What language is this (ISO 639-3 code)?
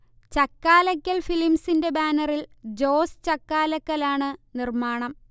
mal